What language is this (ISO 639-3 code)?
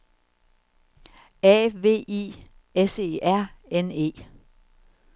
dan